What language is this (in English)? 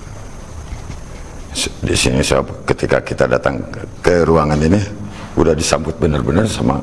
Indonesian